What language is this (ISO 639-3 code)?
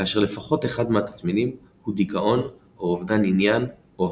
heb